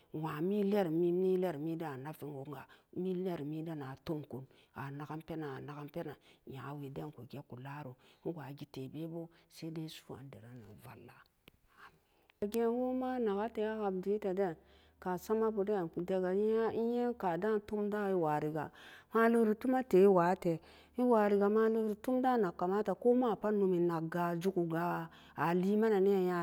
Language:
Samba Daka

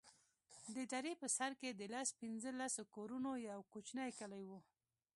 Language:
Pashto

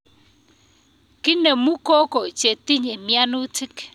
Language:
Kalenjin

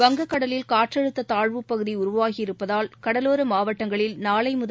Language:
Tamil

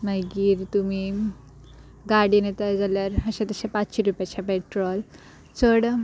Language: Konkani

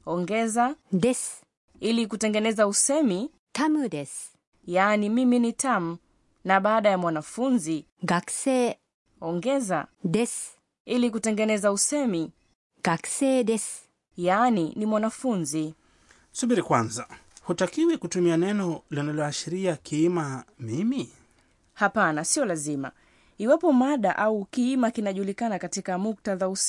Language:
Swahili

